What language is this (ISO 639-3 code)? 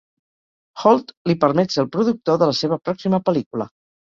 cat